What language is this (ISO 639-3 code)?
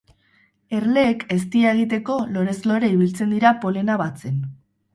eus